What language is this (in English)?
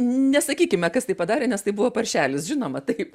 Lithuanian